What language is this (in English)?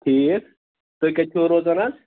Kashmiri